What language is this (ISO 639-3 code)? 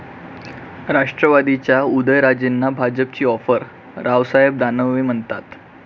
mar